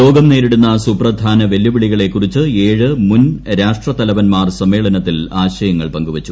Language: Malayalam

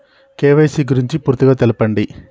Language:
Telugu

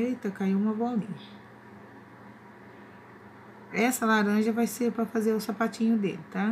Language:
Portuguese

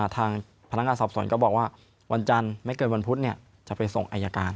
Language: Thai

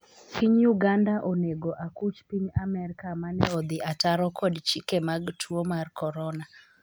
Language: Luo (Kenya and Tanzania)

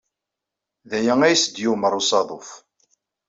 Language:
Kabyle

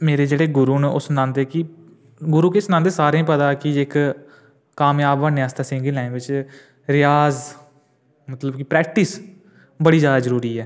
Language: Dogri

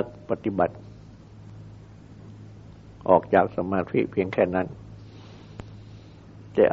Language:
Thai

